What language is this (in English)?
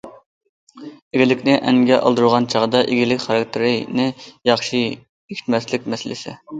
Uyghur